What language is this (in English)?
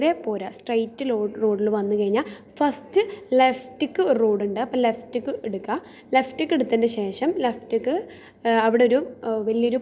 Malayalam